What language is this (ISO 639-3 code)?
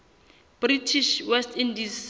sot